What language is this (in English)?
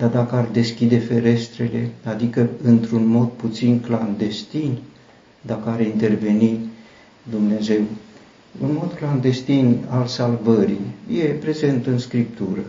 Romanian